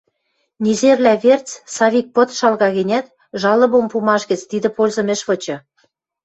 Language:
Western Mari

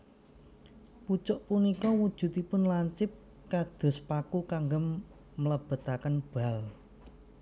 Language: Javanese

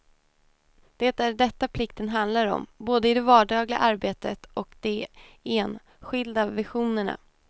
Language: Swedish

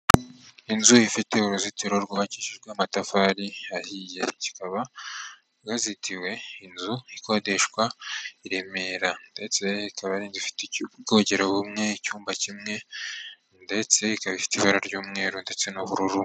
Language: Kinyarwanda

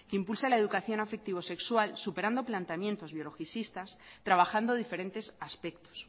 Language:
Spanish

